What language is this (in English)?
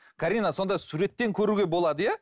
Kazakh